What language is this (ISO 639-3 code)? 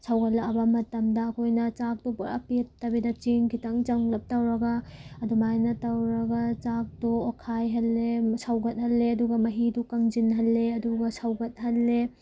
mni